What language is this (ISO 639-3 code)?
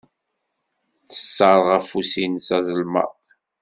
kab